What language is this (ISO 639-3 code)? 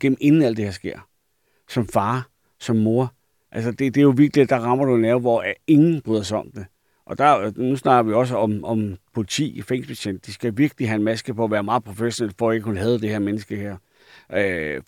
dan